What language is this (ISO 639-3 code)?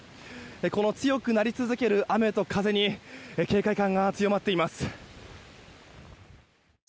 jpn